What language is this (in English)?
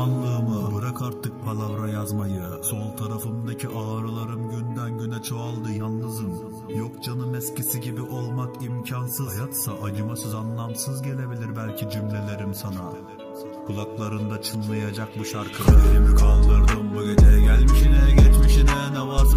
Turkish